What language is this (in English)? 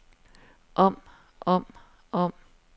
Danish